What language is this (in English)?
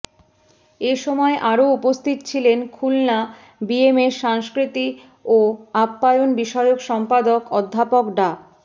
Bangla